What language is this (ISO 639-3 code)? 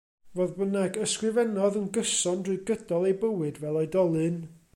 cym